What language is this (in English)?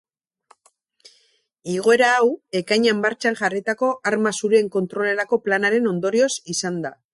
Basque